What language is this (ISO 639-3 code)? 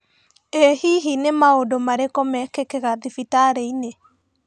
kik